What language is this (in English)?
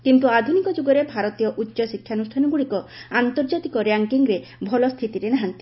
Odia